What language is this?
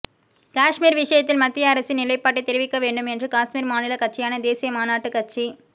Tamil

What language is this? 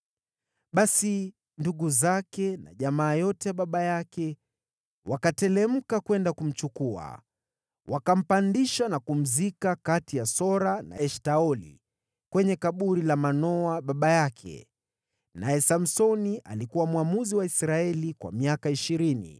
Swahili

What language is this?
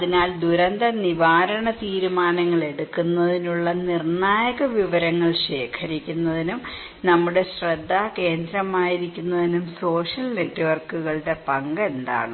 Malayalam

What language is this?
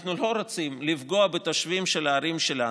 Hebrew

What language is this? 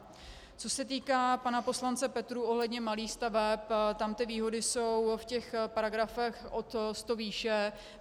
Czech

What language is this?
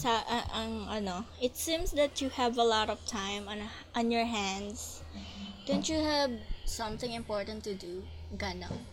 Filipino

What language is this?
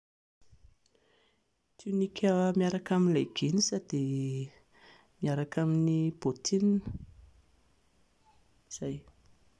Malagasy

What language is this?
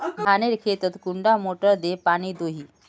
Magahi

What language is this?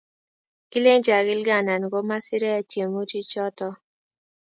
Kalenjin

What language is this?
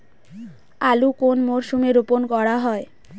Bangla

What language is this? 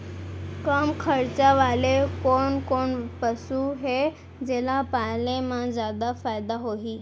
Chhattisgarhi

